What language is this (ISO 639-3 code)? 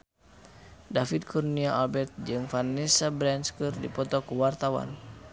sun